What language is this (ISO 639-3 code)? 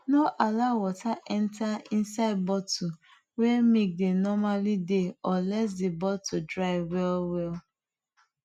pcm